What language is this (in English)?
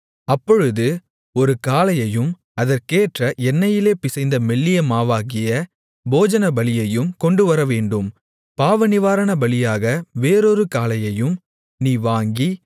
Tamil